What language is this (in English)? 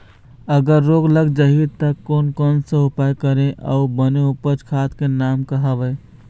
Chhattisgarhi